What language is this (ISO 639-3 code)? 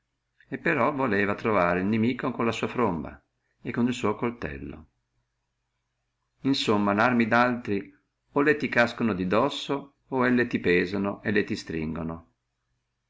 ita